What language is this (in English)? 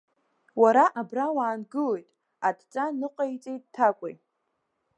Abkhazian